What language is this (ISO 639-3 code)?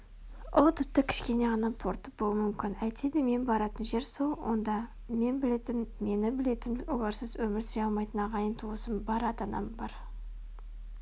kaz